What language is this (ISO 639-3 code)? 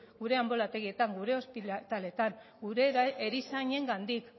eus